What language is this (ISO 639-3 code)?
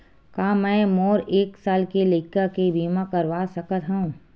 hne